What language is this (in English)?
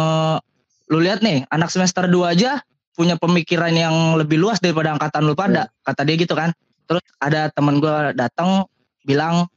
Indonesian